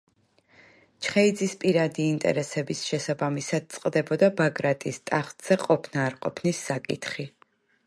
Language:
Georgian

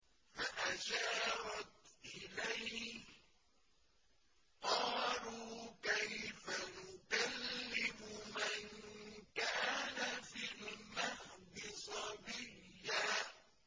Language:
Arabic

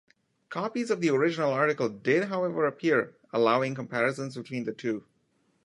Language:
English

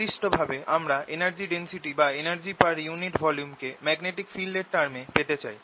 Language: Bangla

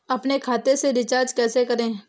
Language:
Hindi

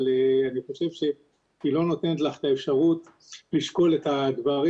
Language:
Hebrew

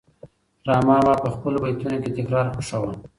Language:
Pashto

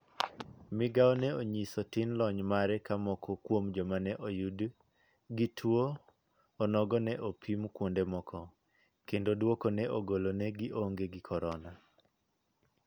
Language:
Luo (Kenya and Tanzania)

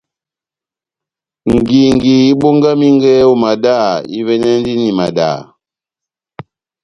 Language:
Batanga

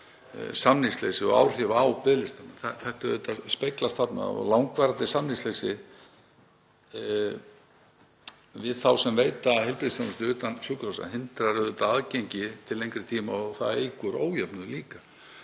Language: Icelandic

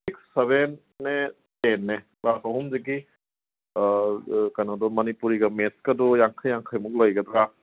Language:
Manipuri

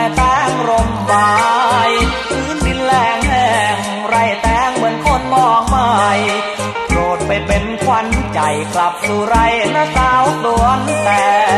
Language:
Thai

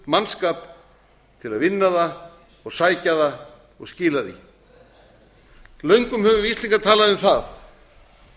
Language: Icelandic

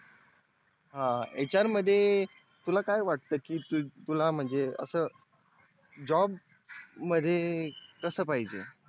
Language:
Marathi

